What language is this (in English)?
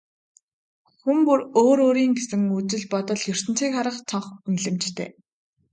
Mongolian